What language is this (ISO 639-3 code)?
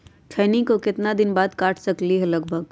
mag